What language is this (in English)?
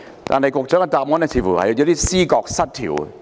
Cantonese